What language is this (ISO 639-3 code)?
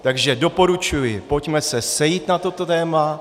ces